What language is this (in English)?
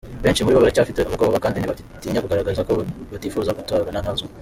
Kinyarwanda